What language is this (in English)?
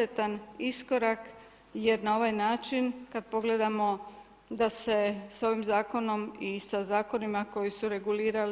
Croatian